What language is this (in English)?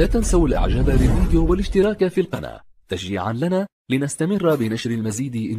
Arabic